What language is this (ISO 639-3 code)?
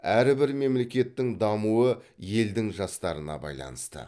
kaz